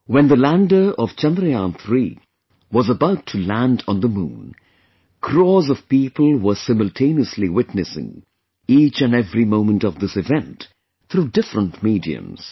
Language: English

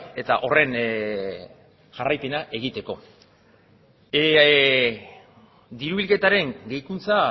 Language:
Basque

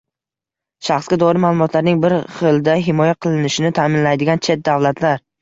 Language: Uzbek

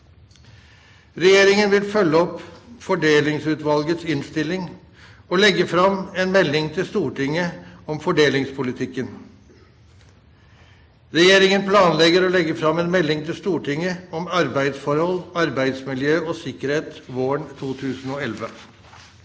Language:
Norwegian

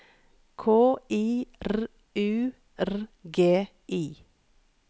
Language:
Norwegian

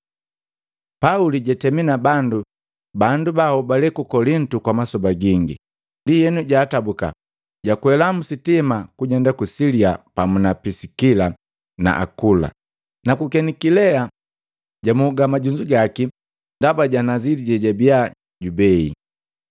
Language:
Matengo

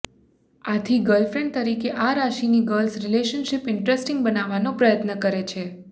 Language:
Gujarati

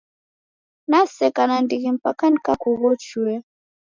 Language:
Taita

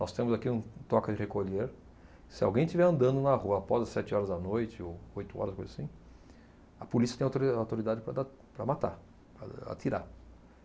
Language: Portuguese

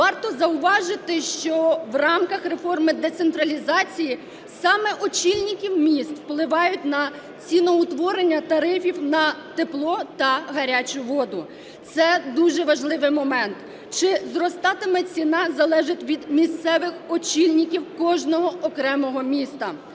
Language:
Ukrainian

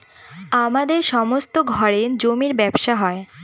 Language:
Bangla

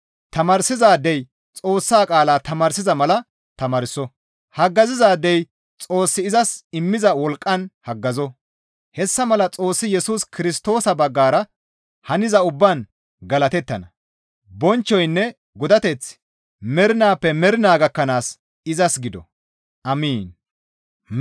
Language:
Gamo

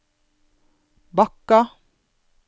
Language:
Norwegian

